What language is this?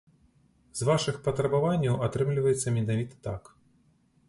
Belarusian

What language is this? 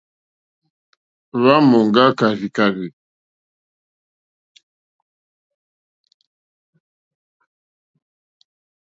Mokpwe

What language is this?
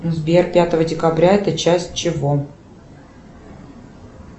Russian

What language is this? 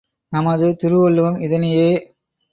Tamil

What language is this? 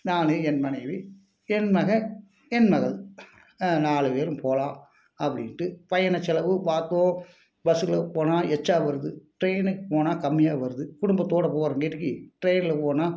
Tamil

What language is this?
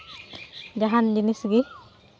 Santali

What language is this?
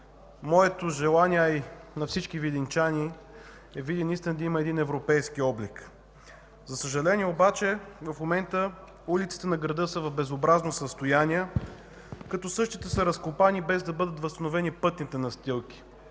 Bulgarian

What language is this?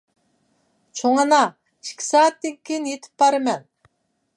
Uyghur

